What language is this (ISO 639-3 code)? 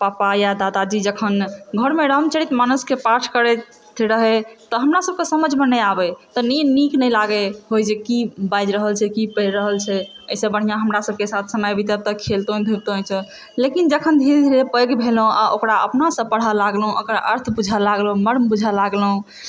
mai